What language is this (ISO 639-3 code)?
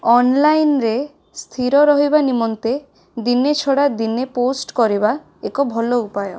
ori